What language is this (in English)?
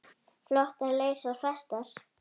Icelandic